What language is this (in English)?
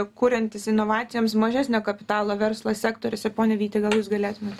Lithuanian